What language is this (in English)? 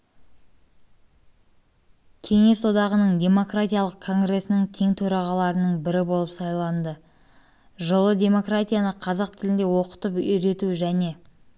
Kazakh